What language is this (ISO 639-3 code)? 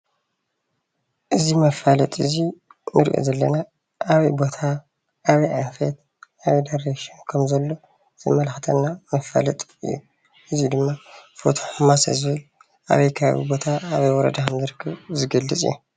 tir